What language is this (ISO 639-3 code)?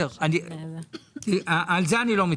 heb